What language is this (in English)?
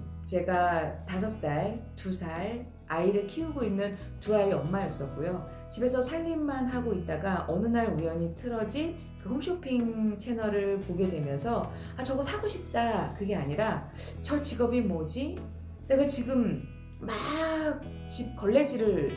Korean